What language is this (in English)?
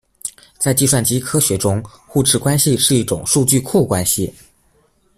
Chinese